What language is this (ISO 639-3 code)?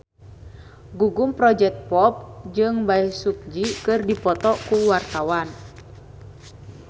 sun